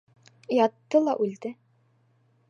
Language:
Bashkir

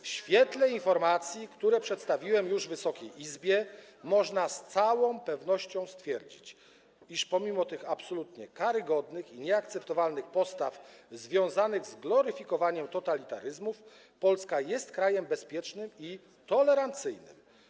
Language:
Polish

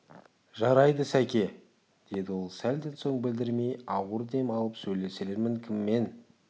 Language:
Kazakh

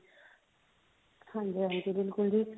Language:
Punjabi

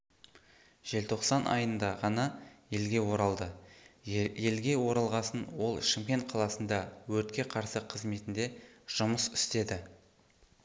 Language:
Kazakh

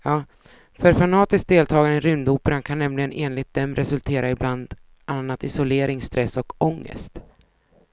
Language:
Swedish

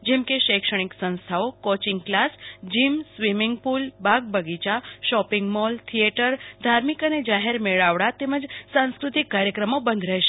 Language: Gujarati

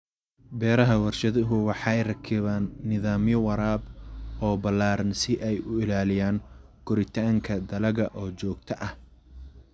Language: Somali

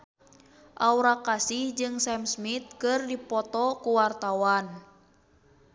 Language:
Sundanese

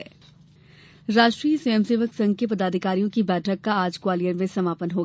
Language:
Hindi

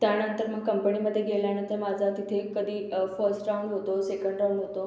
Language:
Marathi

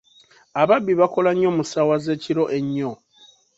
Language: Ganda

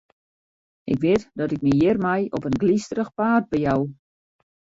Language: Western Frisian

